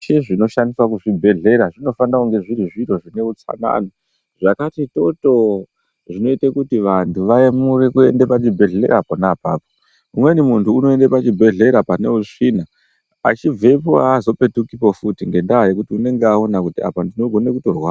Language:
Ndau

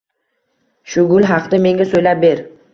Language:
Uzbek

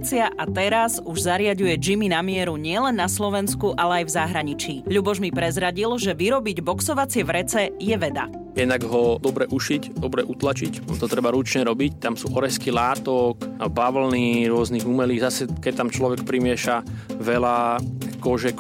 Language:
Slovak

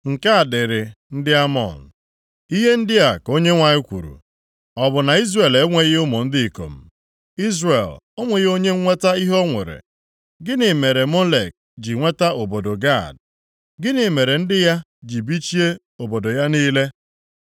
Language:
Igbo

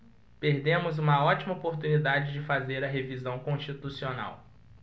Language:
Portuguese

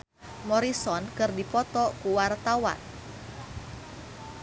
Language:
Sundanese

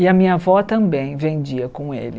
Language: Portuguese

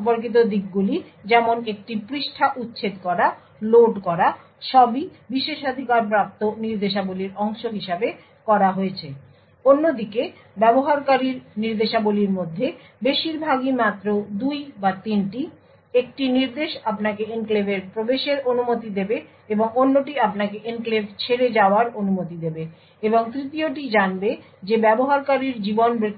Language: Bangla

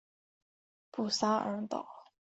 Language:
Chinese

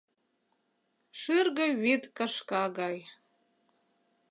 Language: Mari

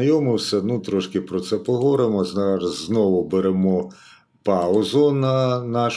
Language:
Ukrainian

